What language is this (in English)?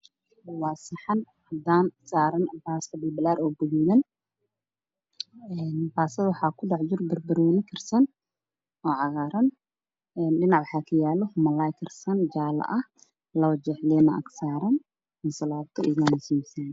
Somali